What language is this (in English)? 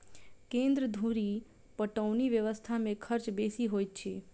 Maithili